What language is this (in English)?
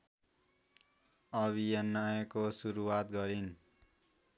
Nepali